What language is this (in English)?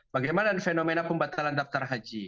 Indonesian